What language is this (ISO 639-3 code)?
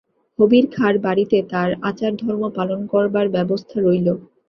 ben